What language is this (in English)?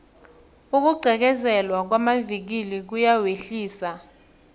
South Ndebele